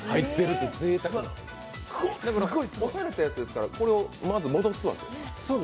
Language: Japanese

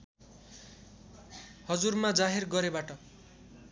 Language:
Nepali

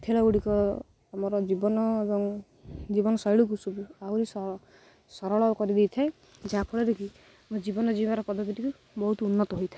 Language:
Odia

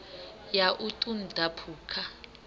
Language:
Venda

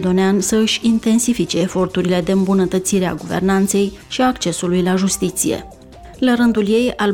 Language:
Romanian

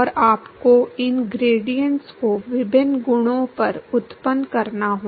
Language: Hindi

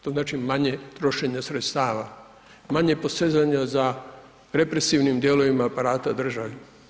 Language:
Croatian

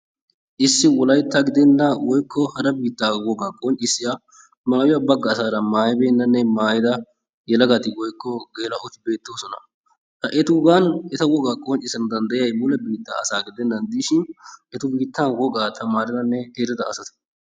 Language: Wolaytta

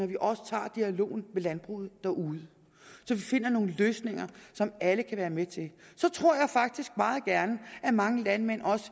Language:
Danish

